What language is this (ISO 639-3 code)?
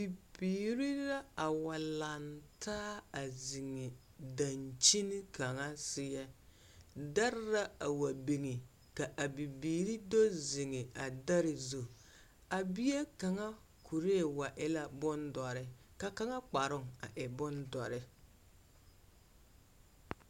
dga